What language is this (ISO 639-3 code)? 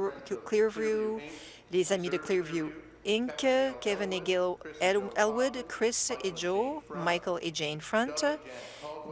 fra